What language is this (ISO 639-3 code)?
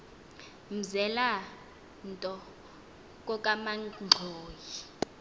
xho